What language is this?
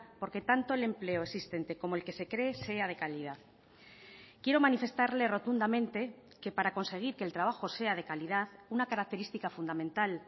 Spanish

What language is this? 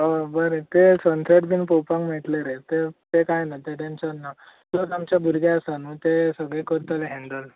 Konkani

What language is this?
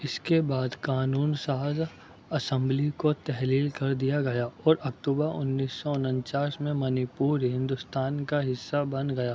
Urdu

